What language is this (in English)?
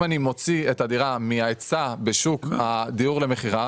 Hebrew